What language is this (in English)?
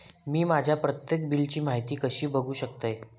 Marathi